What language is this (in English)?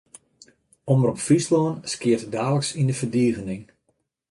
Western Frisian